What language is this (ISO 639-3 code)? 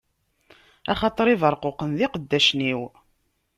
kab